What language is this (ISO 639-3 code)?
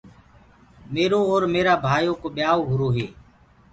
ggg